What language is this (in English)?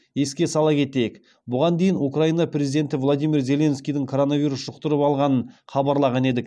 Kazakh